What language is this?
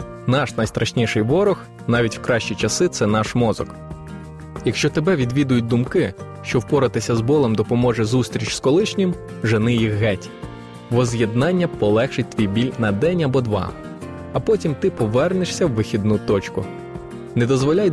Ukrainian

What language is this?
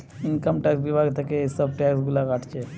Bangla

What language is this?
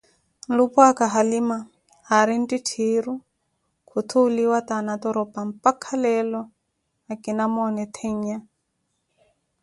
Koti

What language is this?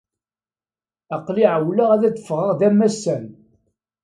Kabyle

